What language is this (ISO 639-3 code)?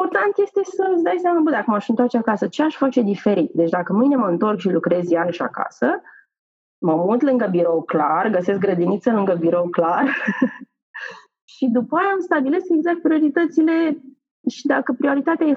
ron